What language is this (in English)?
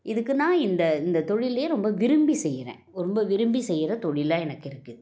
Tamil